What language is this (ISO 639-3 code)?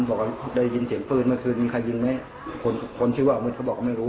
tha